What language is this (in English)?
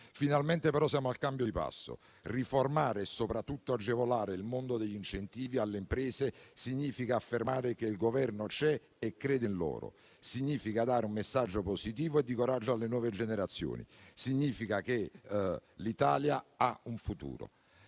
Italian